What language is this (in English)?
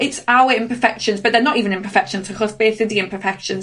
Welsh